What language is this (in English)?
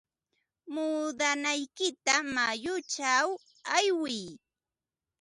Ambo-Pasco Quechua